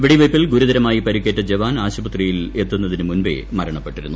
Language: Malayalam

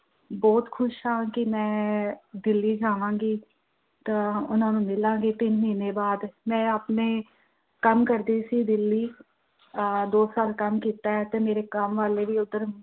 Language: Punjabi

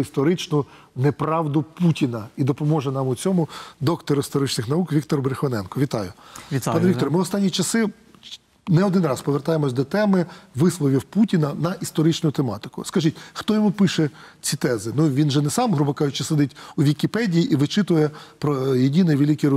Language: Ukrainian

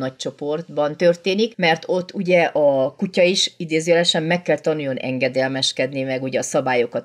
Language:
Hungarian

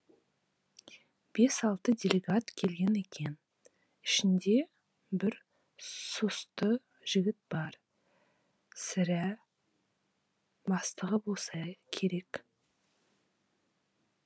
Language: Kazakh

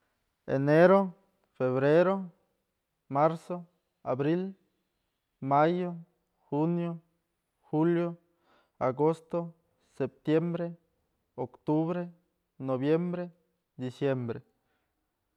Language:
Mazatlán Mixe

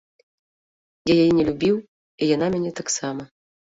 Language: Belarusian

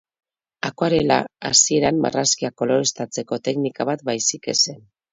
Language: Basque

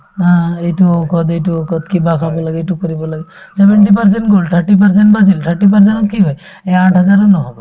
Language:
Assamese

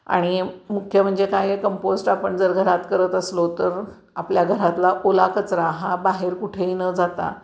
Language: Marathi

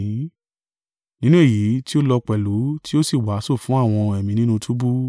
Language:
Yoruba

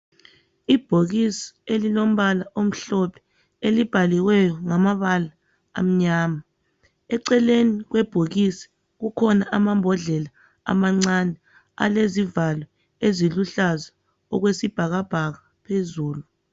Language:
North Ndebele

